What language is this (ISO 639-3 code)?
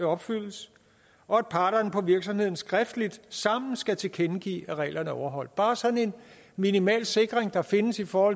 dan